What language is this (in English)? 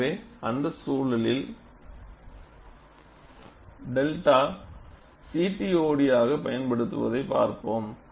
Tamil